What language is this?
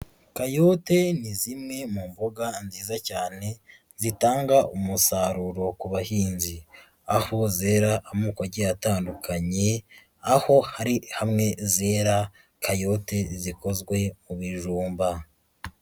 Kinyarwanda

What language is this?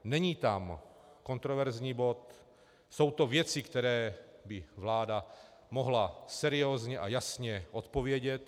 Czech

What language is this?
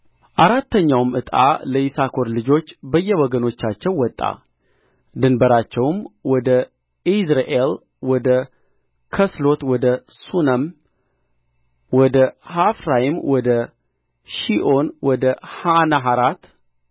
Amharic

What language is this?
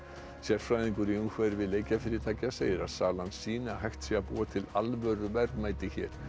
Icelandic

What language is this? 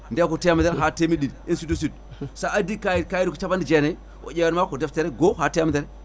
Fula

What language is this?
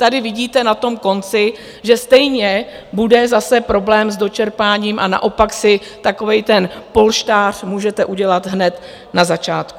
Czech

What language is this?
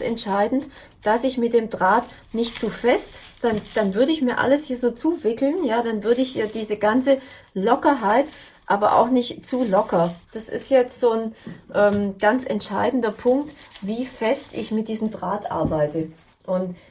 German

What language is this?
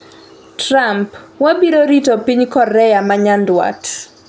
Luo (Kenya and Tanzania)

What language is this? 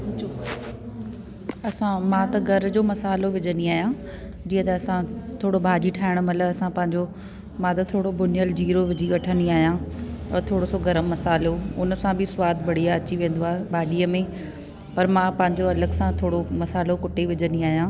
Sindhi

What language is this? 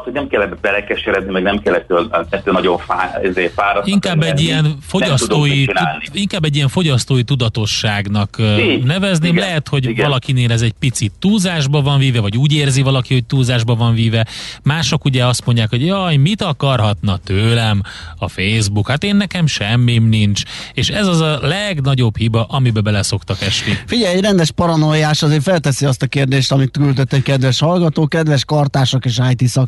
Hungarian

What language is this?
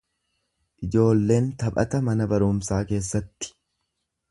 Oromo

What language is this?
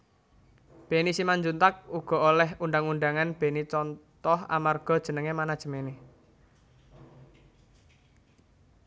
Javanese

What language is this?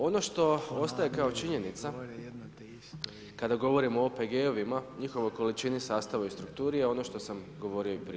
Croatian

